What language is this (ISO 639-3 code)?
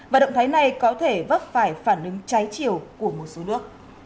vie